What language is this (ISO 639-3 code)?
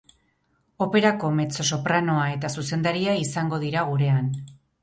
eus